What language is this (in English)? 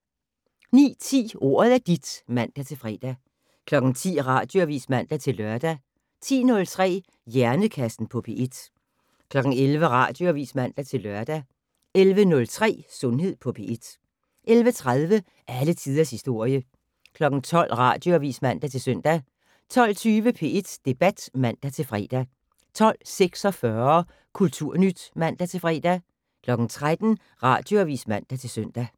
Danish